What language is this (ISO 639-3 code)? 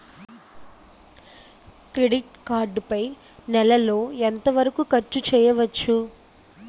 tel